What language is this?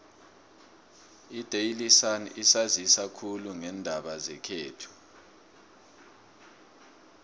South Ndebele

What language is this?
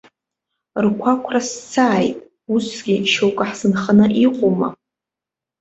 Abkhazian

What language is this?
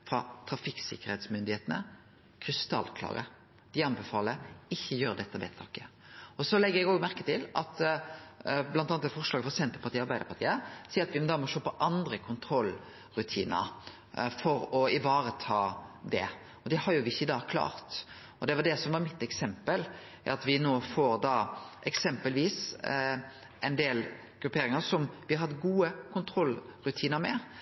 Norwegian Nynorsk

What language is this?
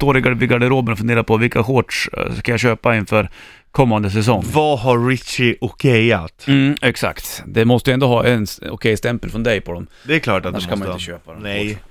Swedish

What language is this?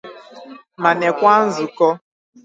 Igbo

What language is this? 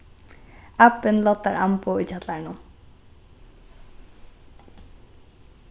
Faroese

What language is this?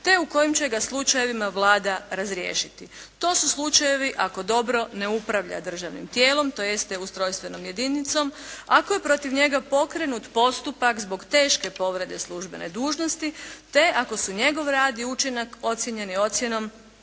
Croatian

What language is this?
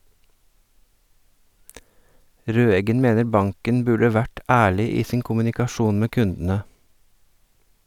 Norwegian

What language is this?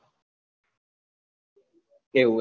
Gujarati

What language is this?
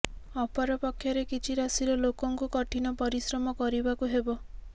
Odia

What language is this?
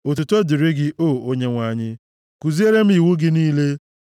Igbo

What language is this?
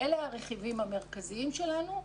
Hebrew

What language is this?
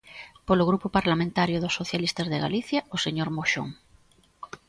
Galician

